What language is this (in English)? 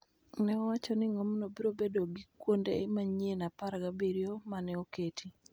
Luo (Kenya and Tanzania)